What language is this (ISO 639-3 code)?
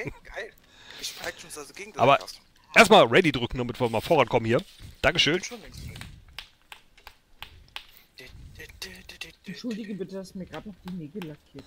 deu